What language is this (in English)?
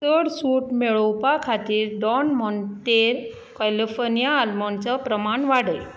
Konkani